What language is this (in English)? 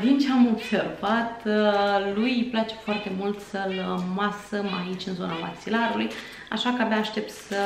Romanian